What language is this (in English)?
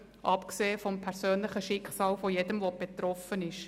Swiss German